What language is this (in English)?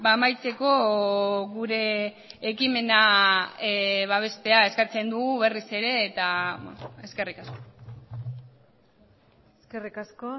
Basque